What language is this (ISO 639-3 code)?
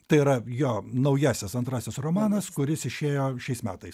lit